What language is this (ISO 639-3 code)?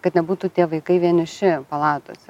lit